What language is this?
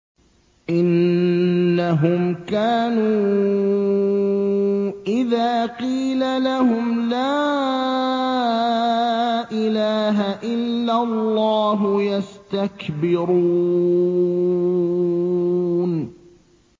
Arabic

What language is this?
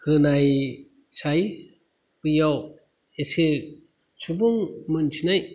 Bodo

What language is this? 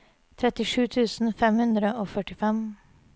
Norwegian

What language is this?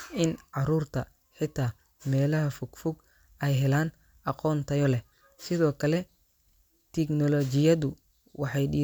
Somali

